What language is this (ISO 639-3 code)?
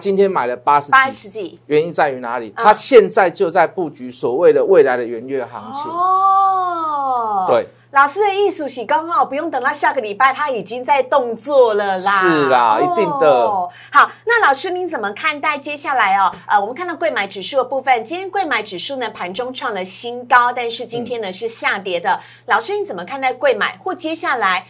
zho